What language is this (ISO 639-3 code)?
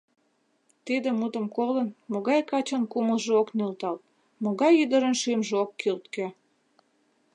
chm